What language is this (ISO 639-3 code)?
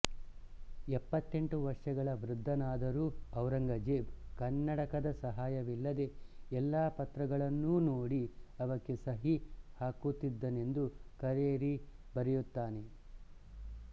kan